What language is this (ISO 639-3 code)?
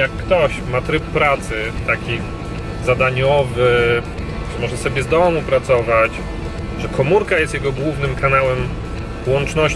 pol